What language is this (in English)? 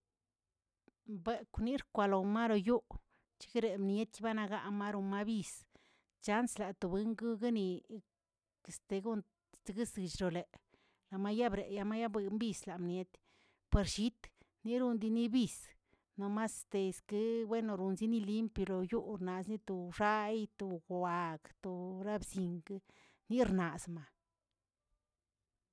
Tilquiapan Zapotec